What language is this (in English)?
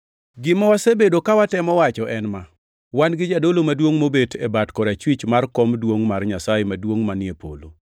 Luo (Kenya and Tanzania)